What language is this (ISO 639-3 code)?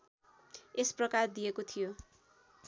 nep